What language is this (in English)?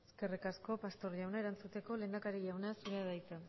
Basque